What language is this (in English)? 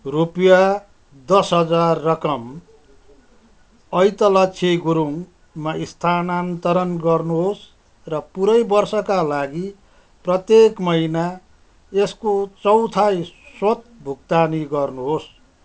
Nepali